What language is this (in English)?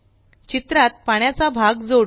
Marathi